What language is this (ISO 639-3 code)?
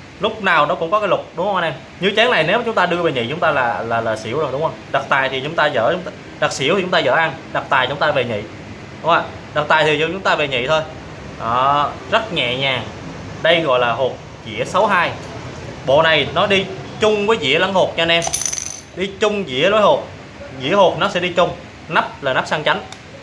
vie